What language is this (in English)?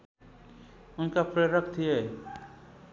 Nepali